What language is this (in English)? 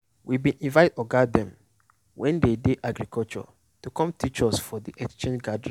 Nigerian Pidgin